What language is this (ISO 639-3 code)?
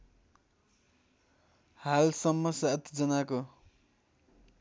nep